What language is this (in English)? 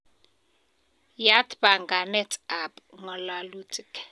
Kalenjin